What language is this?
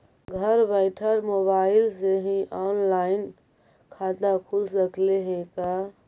Magahi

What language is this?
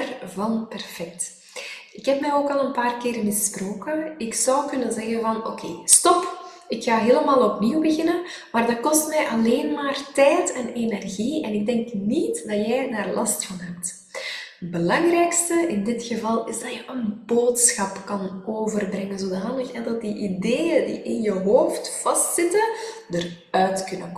Dutch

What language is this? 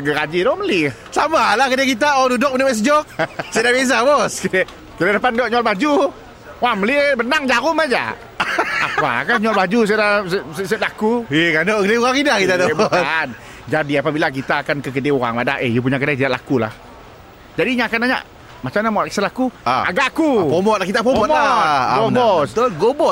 Malay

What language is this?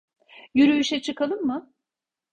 Turkish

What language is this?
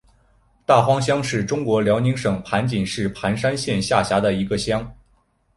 Chinese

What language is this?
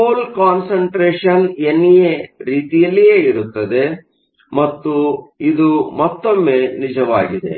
Kannada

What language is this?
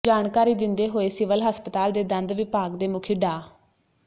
Punjabi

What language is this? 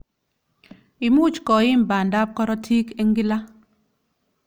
Kalenjin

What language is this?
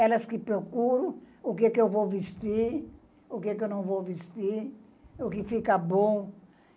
Portuguese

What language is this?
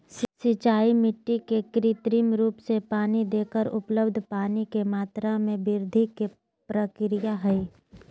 Magahi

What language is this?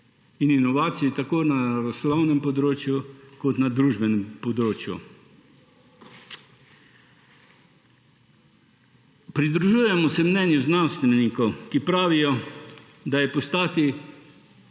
Slovenian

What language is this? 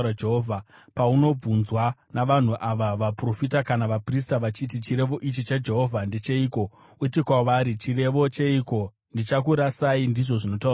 Shona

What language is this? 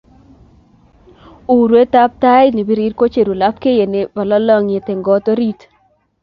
Kalenjin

